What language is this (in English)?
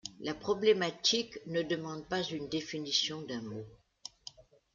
French